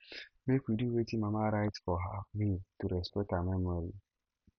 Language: Nigerian Pidgin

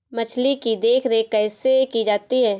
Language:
Hindi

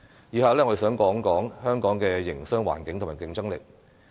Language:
Cantonese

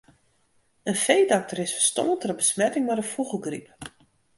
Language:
Western Frisian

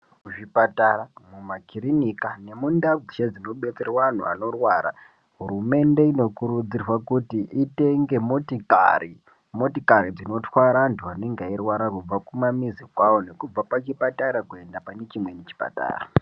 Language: Ndau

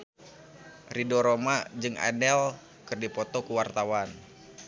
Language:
Sundanese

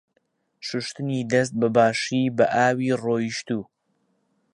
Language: Central Kurdish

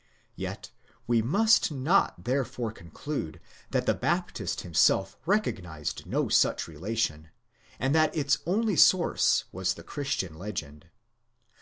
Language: English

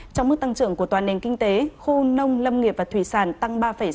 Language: Vietnamese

